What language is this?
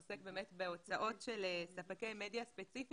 Hebrew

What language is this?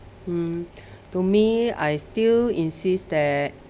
English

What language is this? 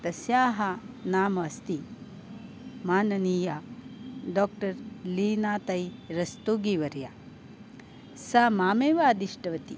Sanskrit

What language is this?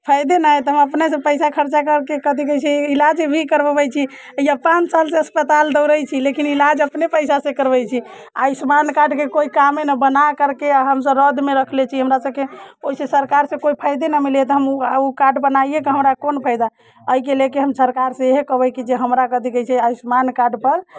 Maithili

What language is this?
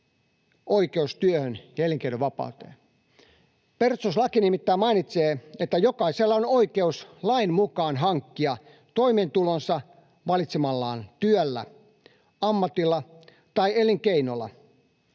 Finnish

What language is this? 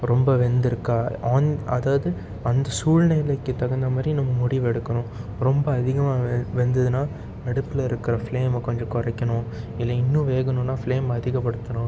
Tamil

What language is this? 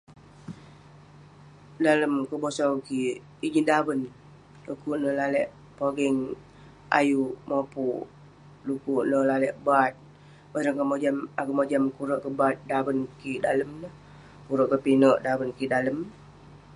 Western Penan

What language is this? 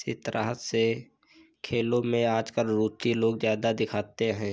Hindi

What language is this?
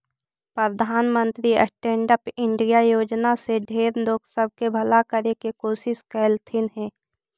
Magahi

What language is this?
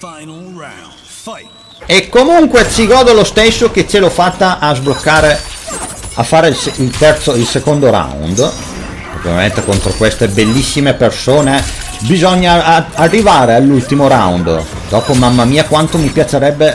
Italian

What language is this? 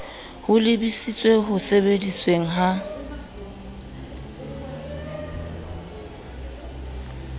Southern Sotho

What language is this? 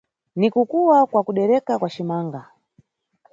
Nyungwe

